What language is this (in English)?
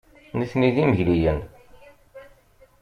Kabyle